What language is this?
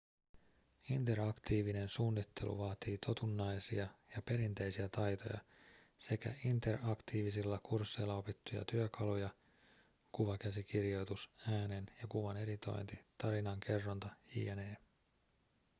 Finnish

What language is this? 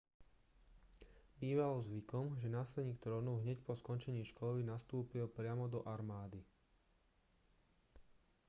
Slovak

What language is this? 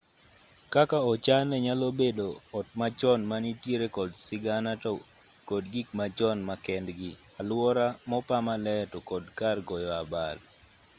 Luo (Kenya and Tanzania)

